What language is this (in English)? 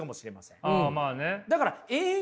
Japanese